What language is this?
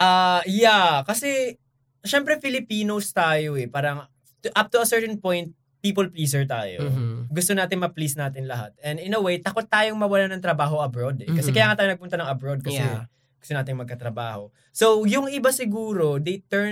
Filipino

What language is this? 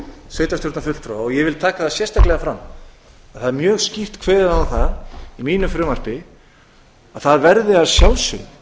Icelandic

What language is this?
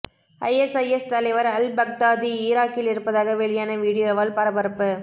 Tamil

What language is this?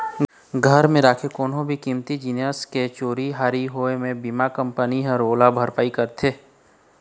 Chhattisgarhi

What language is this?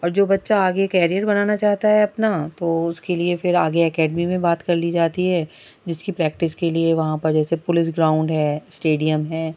Urdu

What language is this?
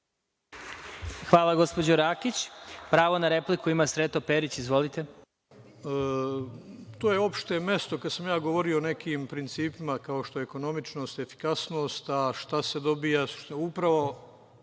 Serbian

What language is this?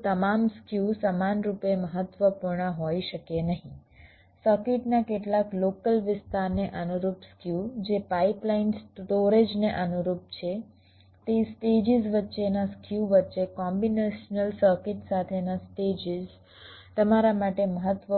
Gujarati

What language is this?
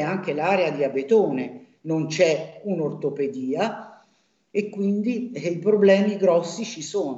Italian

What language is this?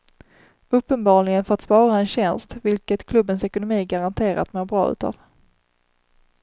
Swedish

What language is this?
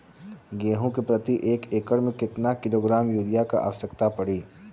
Bhojpuri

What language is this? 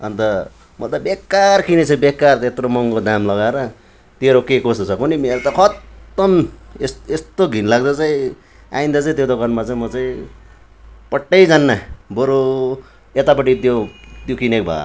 Nepali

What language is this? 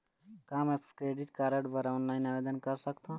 Chhattisgarhi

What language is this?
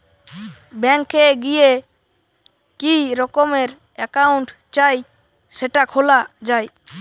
Bangla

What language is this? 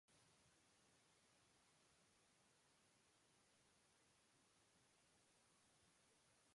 Basque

